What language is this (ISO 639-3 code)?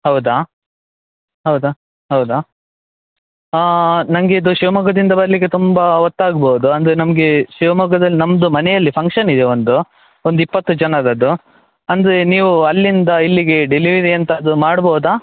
kan